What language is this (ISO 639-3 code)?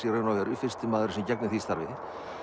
isl